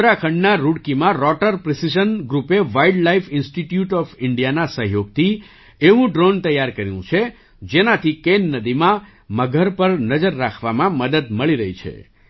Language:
Gujarati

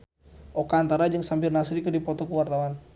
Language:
Sundanese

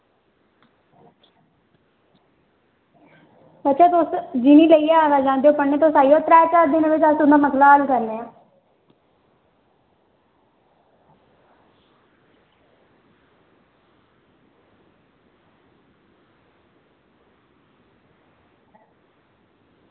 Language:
Dogri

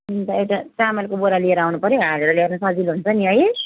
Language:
Nepali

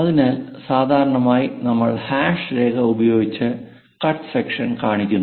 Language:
Malayalam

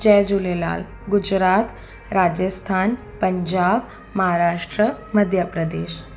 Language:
Sindhi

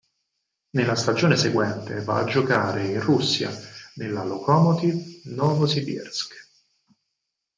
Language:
Italian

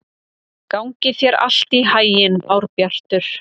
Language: Icelandic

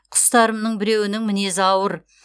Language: Kazakh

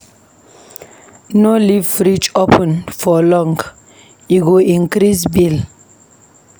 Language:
Nigerian Pidgin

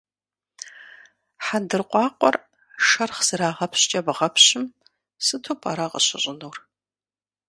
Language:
Kabardian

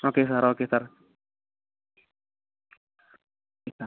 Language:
Malayalam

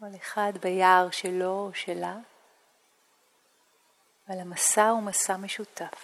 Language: Hebrew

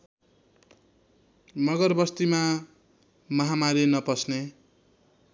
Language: Nepali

